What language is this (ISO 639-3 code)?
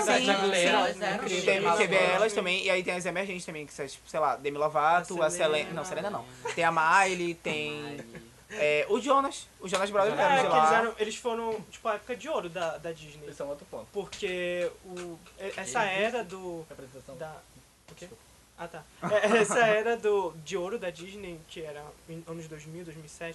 por